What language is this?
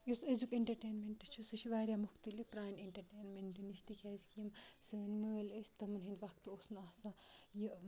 Kashmiri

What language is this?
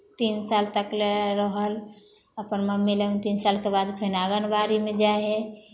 Maithili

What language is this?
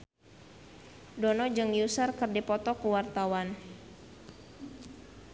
Sundanese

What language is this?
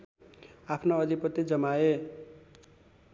Nepali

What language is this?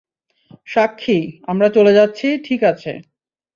Bangla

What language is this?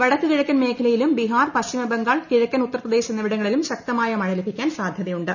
Malayalam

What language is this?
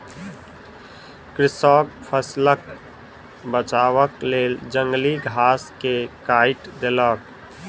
Maithili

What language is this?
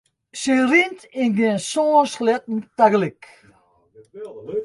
Western Frisian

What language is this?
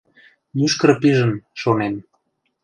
Mari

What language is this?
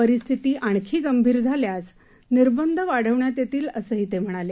Marathi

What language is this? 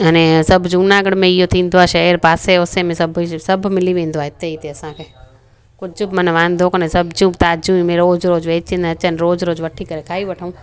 Sindhi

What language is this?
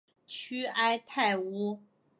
Chinese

